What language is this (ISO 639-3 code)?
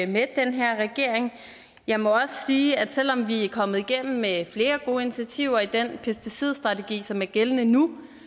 dan